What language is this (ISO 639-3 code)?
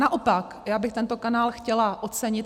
ces